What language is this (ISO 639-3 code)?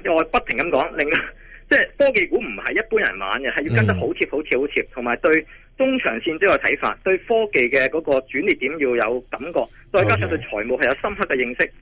zho